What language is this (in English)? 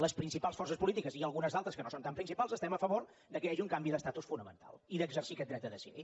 Catalan